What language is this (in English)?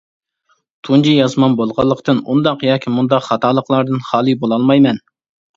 Uyghur